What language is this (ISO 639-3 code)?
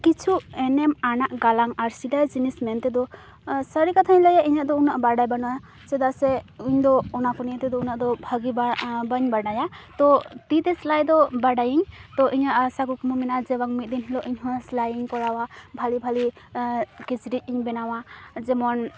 sat